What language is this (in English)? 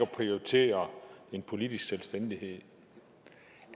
Danish